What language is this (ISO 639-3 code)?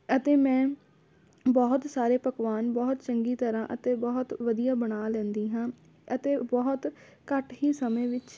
pan